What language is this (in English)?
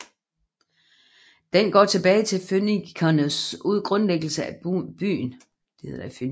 Danish